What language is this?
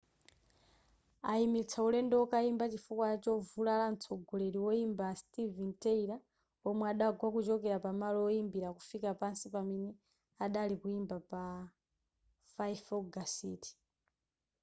Nyanja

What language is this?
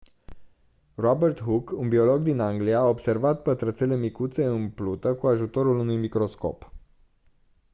Romanian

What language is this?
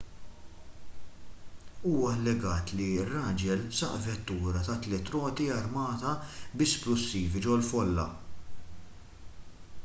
Maltese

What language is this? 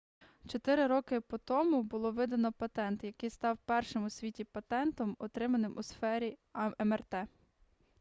Ukrainian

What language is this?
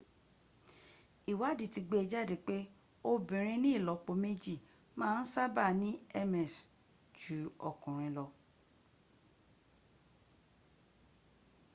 Yoruba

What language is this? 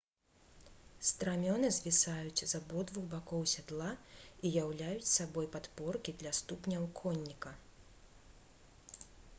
Belarusian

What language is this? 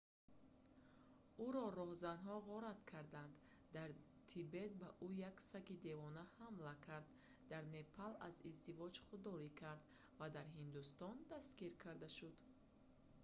Tajik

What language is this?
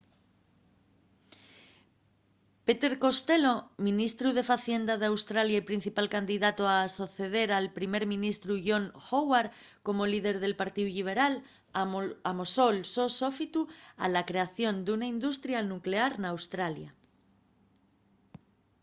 Asturian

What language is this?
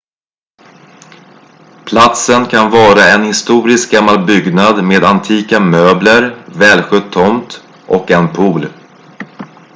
Swedish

